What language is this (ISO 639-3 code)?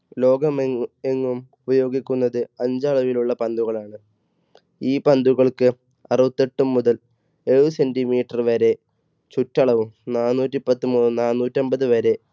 mal